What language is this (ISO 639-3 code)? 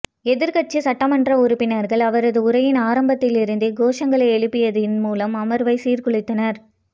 tam